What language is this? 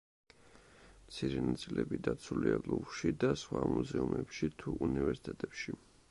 Georgian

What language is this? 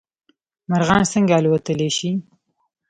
Pashto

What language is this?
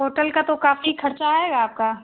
Hindi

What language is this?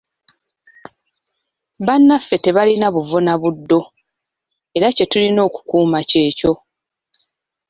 Ganda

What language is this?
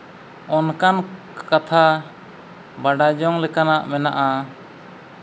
Santali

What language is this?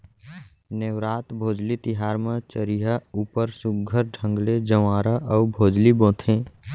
Chhattisgarhi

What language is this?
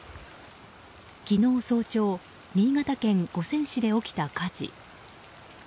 Japanese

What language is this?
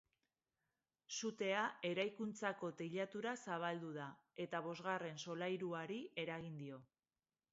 Basque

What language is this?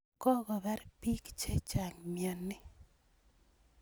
Kalenjin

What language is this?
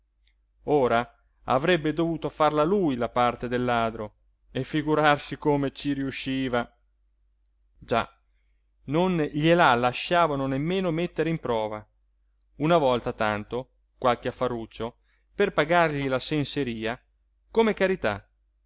Italian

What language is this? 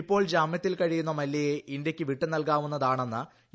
Malayalam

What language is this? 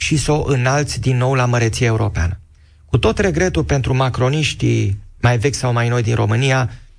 Romanian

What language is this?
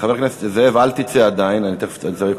Hebrew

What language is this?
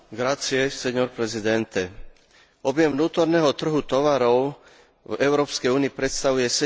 Slovak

